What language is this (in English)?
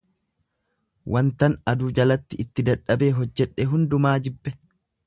Oromo